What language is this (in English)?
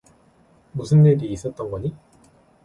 Korean